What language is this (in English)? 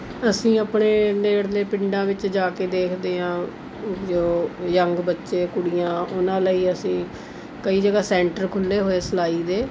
Punjabi